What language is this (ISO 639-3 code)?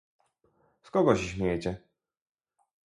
pol